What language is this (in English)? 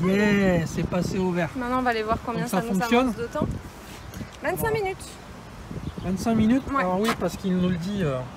French